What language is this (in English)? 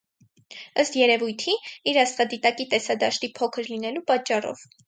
Armenian